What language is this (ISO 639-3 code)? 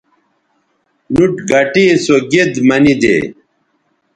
btv